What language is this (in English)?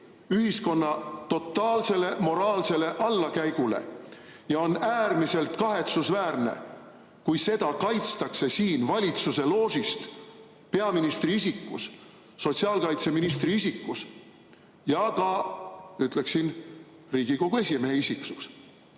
Estonian